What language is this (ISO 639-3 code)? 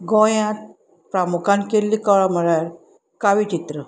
kok